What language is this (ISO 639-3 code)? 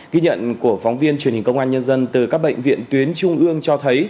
vie